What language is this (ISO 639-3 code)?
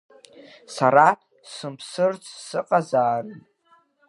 abk